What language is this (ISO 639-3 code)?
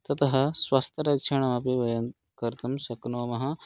san